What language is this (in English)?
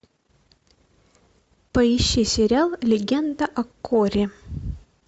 Russian